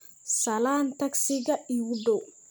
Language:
Somali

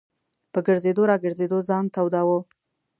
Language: Pashto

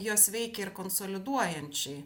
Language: Lithuanian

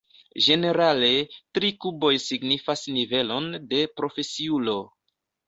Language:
Esperanto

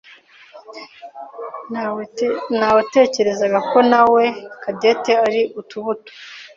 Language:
Kinyarwanda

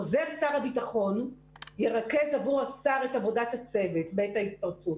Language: Hebrew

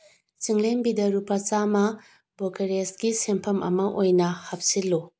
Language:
Manipuri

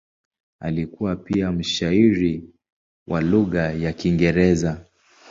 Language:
Swahili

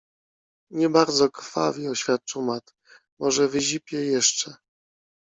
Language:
Polish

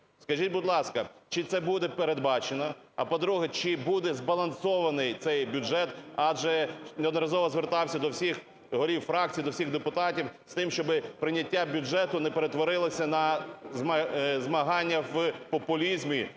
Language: Ukrainian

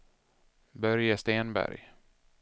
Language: Swedish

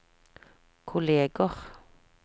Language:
Norwegian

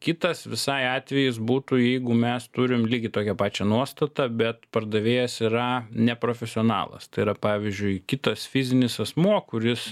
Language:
Lithuanian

